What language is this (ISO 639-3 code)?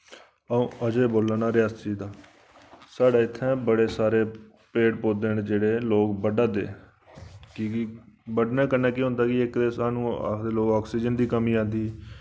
doi